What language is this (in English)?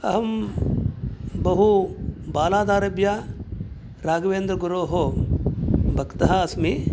Sanskrit